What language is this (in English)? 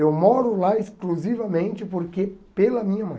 Portuguese